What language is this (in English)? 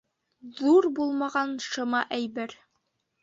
Bashkir